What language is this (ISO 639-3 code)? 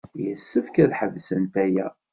kab